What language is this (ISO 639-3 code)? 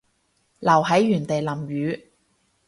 yue